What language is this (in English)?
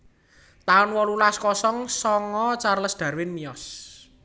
Javanese